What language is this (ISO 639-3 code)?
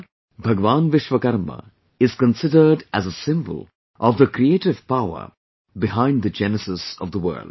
eng